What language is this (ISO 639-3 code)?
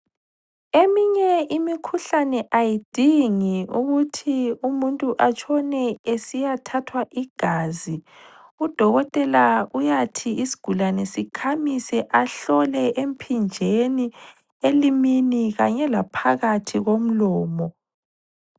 nde